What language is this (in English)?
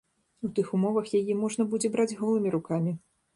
Belarusian